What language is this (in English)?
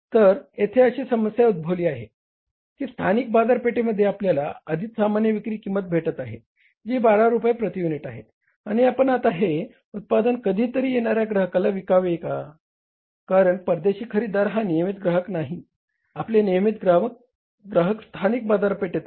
Marathi